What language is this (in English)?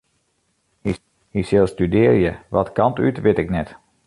Western Frisian